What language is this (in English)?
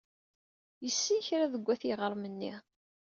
Kabyle